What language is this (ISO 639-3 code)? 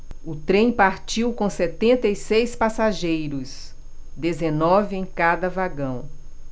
por